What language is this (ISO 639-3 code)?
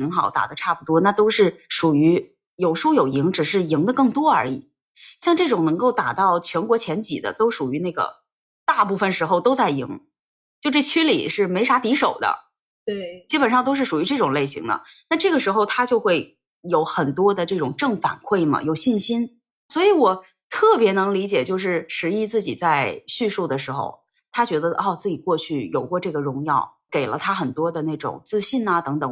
zho